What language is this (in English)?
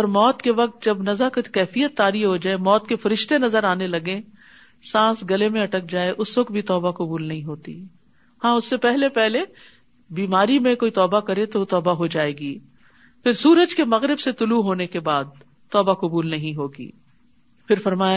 Urdu